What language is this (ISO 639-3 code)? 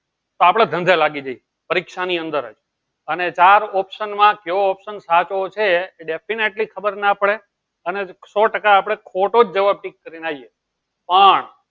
guj